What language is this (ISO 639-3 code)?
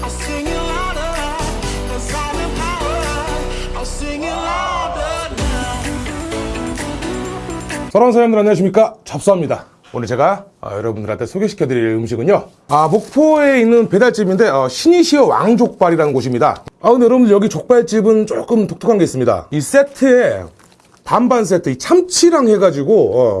kor